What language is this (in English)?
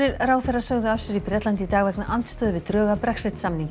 Icelandic